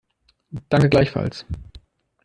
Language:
German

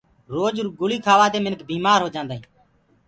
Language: Gurgula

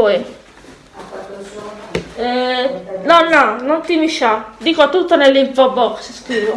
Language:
Italian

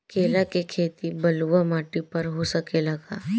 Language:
Bhojpuri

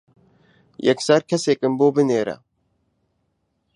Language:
Central Kurdish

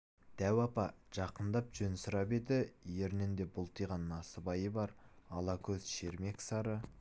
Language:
Kazakh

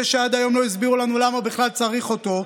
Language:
Hebrew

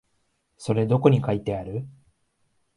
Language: Japanese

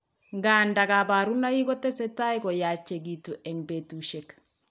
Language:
Kalenjin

